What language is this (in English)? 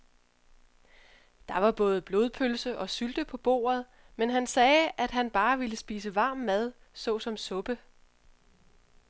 Danish